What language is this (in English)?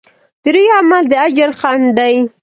Pashto